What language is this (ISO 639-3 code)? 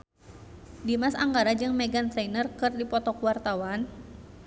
sun